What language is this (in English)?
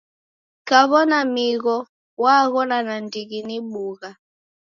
Taita